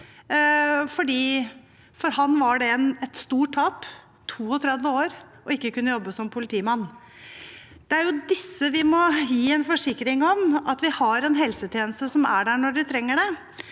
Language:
Norwegian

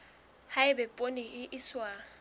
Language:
Southern Sotho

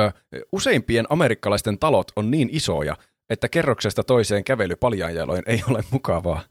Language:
Finnish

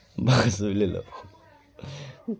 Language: Dogri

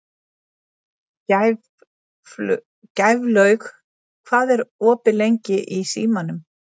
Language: Icelandic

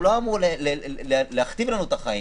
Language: Hebrew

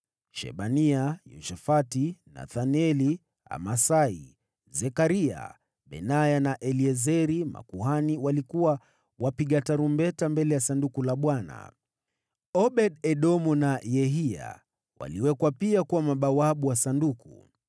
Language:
Swahili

